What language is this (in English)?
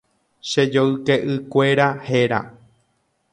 Guarani